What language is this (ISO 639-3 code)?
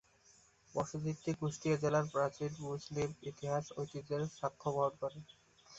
ben